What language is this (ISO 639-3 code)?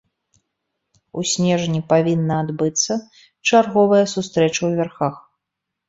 bel